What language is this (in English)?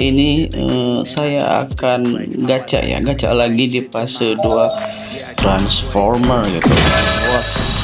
Indonesian